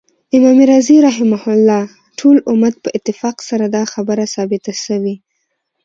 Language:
Pashto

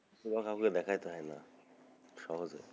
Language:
Bangla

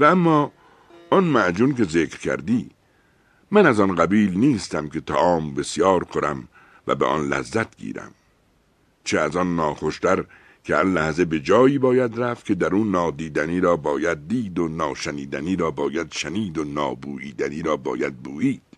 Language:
Persian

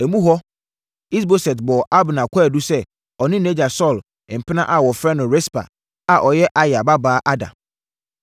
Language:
Akan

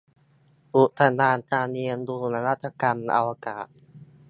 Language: Thai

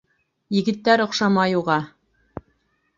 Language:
Bashkir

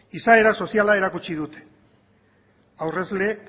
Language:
Basque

